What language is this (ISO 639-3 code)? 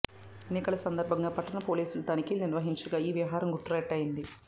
tel